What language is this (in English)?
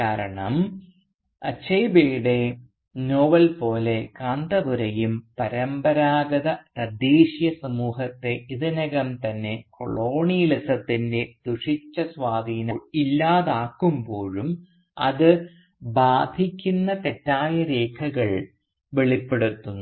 Malayalam